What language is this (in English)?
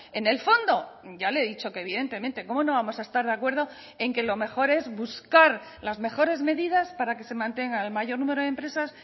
Spanish